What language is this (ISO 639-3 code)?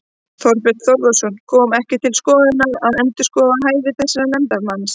isl